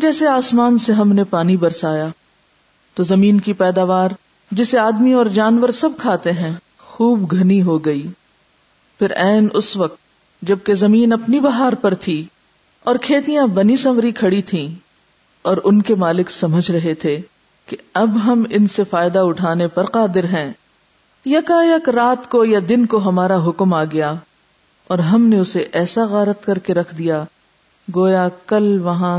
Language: Urdu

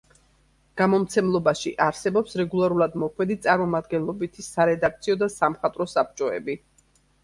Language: Georgian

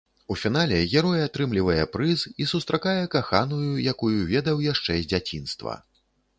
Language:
Belarusian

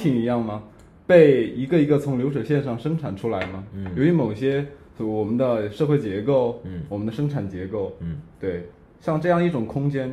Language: Chinese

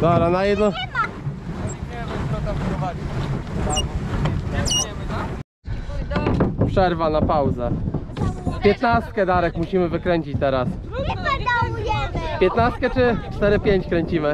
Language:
Polish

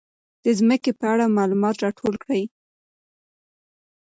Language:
Pashto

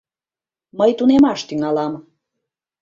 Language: Mari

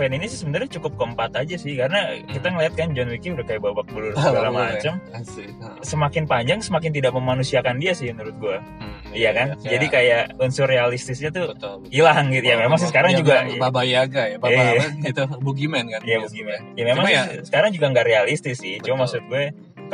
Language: Indonesian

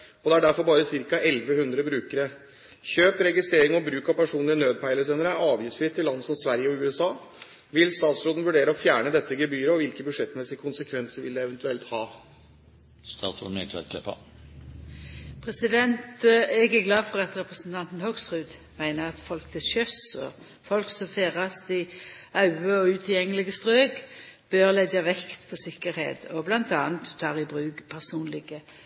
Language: Norwegian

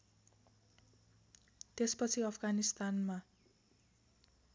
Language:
Nepali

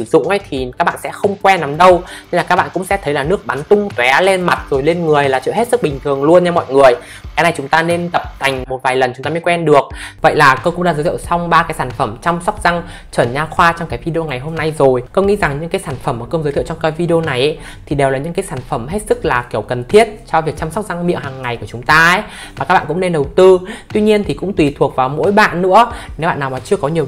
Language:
Vietnamese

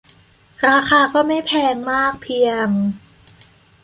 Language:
Thai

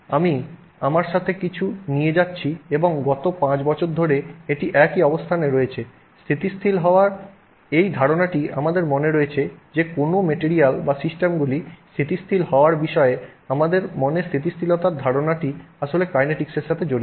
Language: Bangla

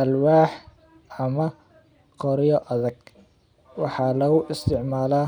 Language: Somali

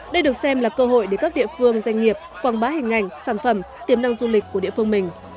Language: Vietnamese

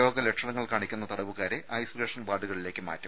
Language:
Malayalam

